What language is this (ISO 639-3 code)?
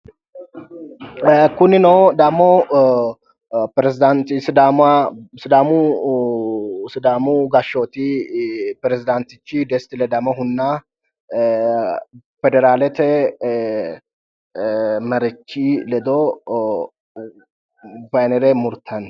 sid